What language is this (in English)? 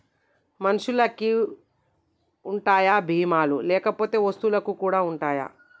Telugu